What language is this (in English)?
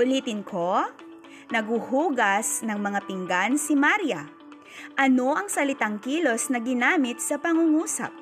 Filipino